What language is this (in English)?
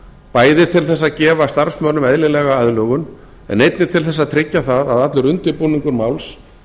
Icelandic